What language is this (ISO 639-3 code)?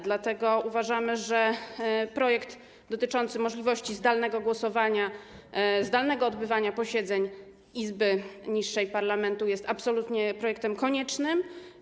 pol